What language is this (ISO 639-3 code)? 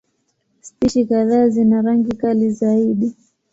swa